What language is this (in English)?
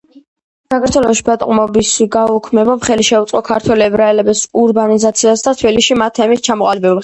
Georgian